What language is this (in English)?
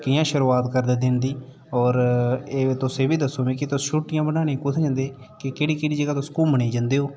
Dogri